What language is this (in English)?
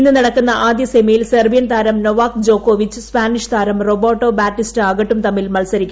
Malayalam